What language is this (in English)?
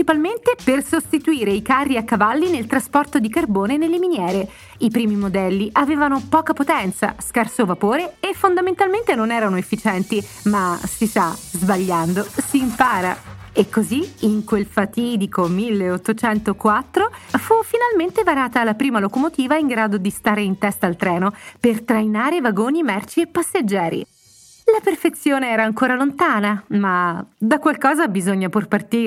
Italian